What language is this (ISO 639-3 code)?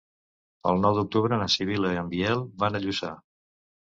cat